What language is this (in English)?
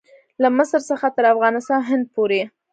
Pashto